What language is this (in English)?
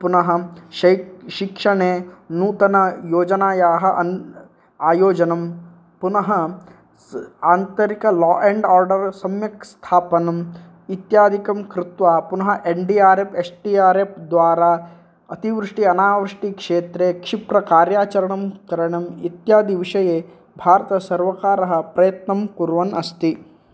Sanskrit